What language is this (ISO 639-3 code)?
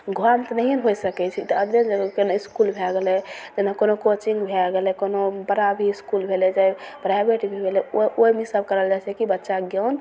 mai